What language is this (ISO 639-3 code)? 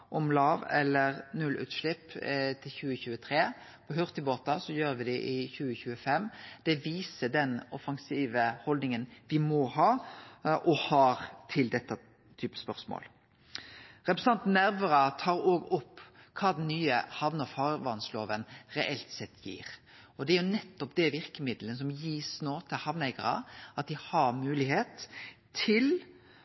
nno